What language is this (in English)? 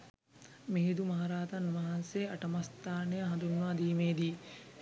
Sinhala